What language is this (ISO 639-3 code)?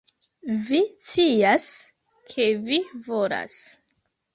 epo